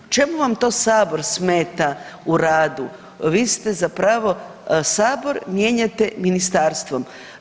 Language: Croatian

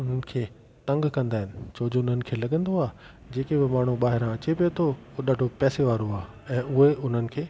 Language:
Sindhi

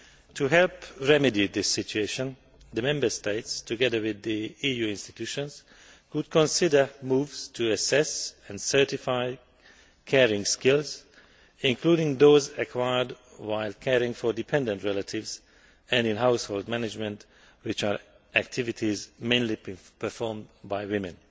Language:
English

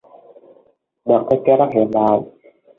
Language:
Vietnamese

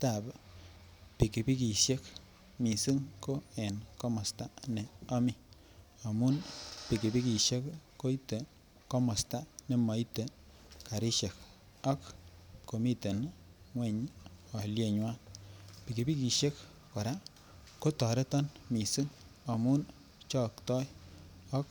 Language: Kalenjin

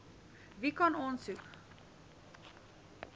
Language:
Afrikaans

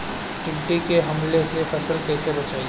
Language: Bhojpuri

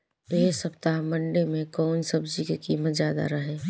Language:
Bhojpuri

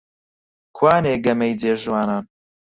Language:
Central Kurdish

